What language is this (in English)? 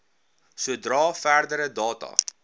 Afrikaans